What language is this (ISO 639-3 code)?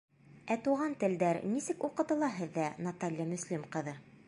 bak